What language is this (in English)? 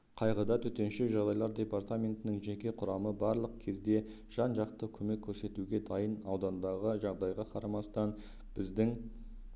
Kazakh